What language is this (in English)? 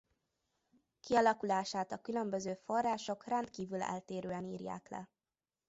Hungarian